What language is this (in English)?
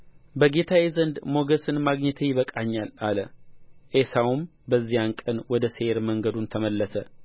Amharic